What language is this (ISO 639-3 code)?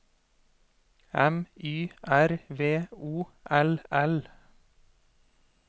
nor